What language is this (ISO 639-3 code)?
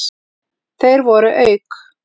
isl